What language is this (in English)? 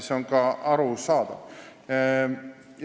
Estonian